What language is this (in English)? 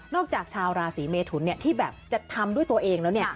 Thai